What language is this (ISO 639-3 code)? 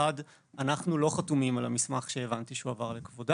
heb